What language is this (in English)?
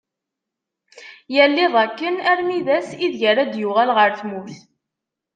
Kabyle